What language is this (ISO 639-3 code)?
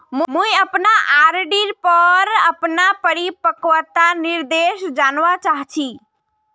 mag